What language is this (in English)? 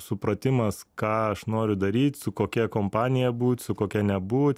Lithuanian